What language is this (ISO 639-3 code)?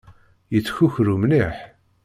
kab